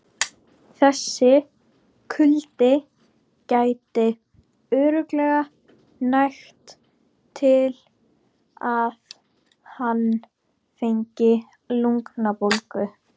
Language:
Icelandic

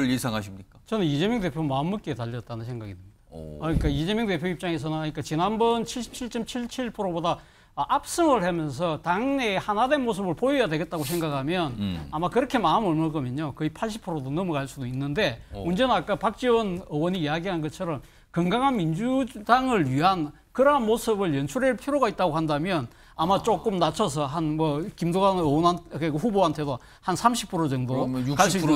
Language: Korean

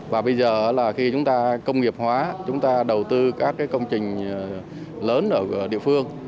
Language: Vietnamese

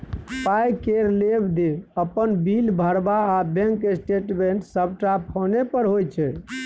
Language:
Maithili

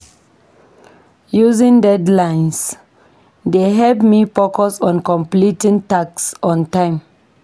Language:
Nigerian Pidgin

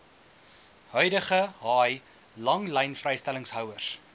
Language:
Afrikaans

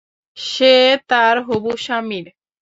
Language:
Bangla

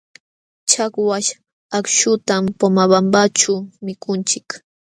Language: Jauja Wanca Quechua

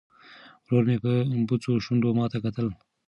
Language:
Pashto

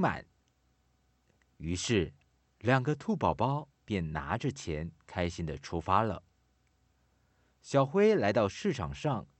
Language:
Chinese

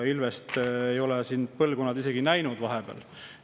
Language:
Estonian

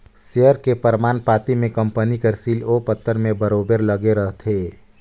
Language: Chhattisgarhi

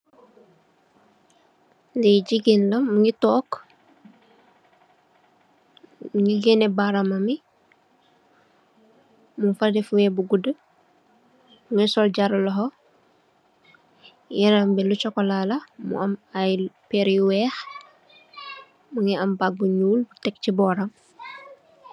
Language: Wolof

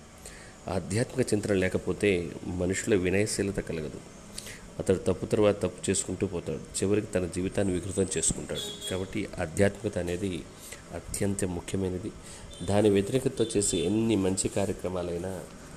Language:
Telugu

